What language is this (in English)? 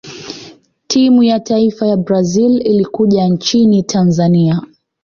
Swahili